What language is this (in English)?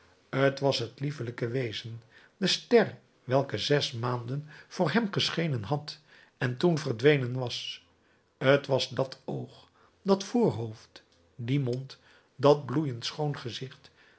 Dutch